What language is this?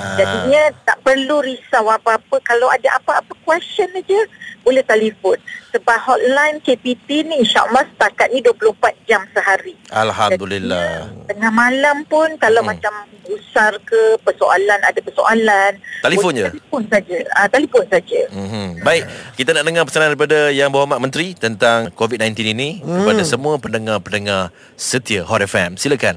Malay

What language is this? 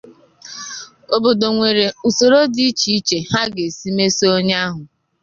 Igbo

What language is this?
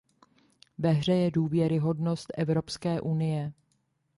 Czech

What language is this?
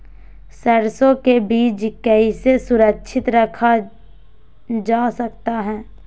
Magahi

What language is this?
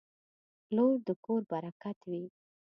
Pashto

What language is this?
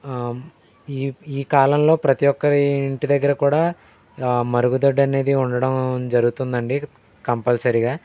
Telugu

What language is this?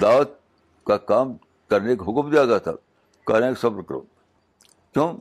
Urdu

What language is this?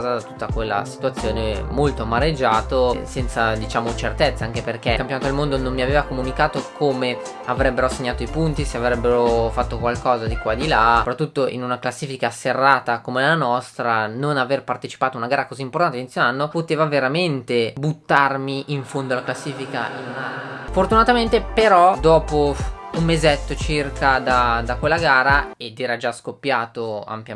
Italian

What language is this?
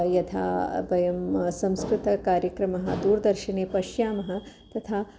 Sanskrit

